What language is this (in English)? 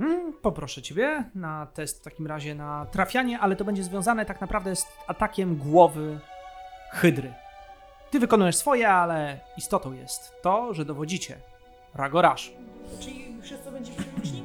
Polish